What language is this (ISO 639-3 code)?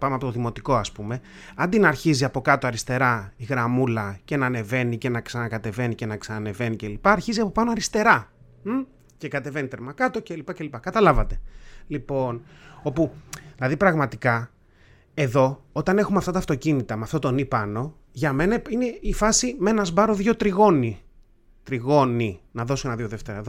ell